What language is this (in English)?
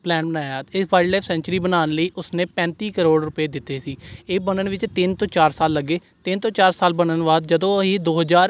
Punjabi